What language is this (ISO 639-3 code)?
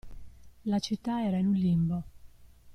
ita